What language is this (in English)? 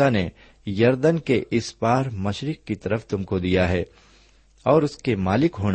Urdu